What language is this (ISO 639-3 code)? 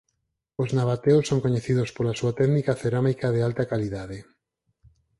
glg